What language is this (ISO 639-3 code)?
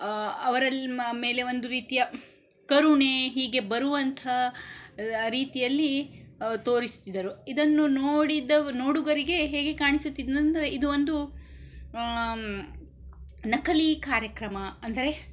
kan